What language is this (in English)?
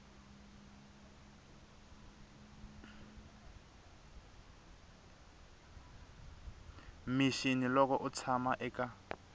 Tsonga